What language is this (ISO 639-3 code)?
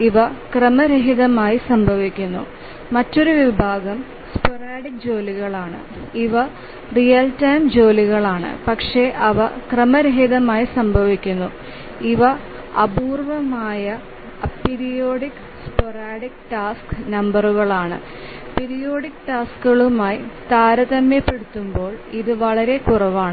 mal